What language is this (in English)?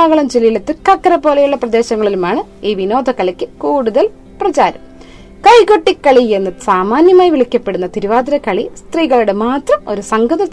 Tamil